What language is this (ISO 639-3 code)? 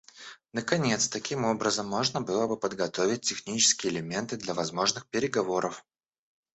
rus